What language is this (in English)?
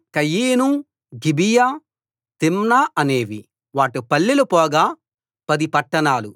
Telugu